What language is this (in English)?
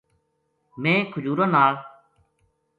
Gujari